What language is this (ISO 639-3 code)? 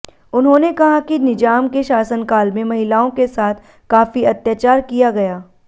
hin